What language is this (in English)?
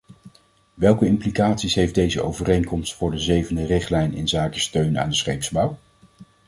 Dutch